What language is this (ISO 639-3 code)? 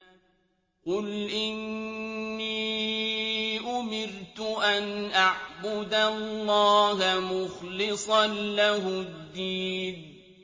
ara